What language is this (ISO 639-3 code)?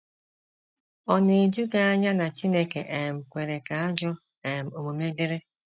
ibo